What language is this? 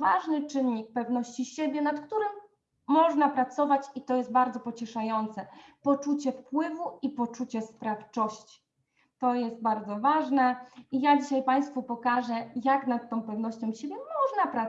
Polish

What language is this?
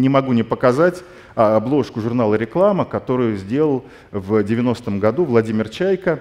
Russian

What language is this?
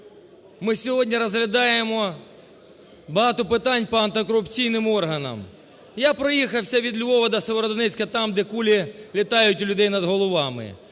Ukrainian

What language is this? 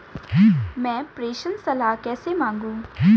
Hindi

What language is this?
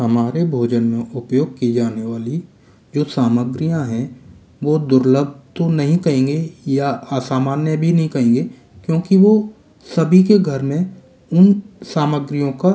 Hindi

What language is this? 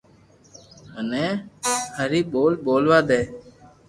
Loarki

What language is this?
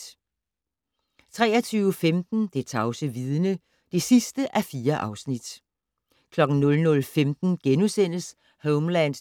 Danish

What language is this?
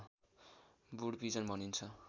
Nepali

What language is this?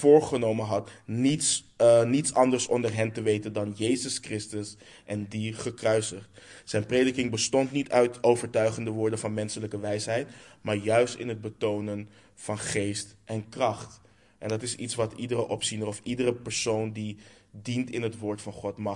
Dutch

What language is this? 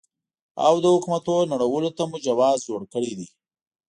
Pashto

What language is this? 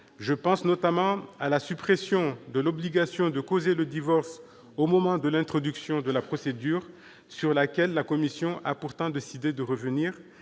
French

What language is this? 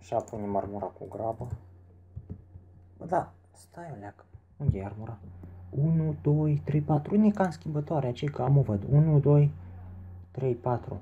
Romanian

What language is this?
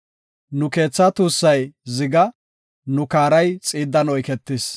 Gofa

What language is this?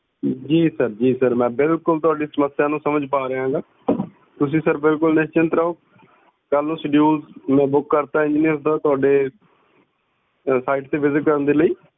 Punjabi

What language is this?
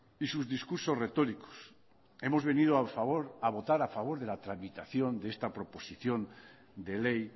Spanish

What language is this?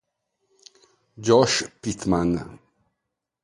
Italian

